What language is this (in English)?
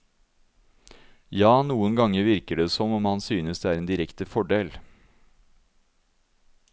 Norwegian